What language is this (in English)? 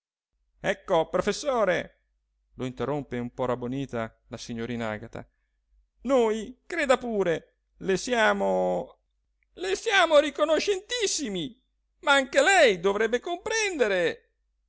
Italian